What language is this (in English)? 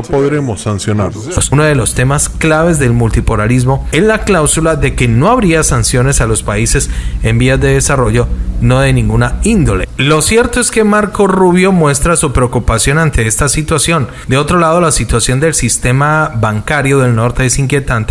Spanish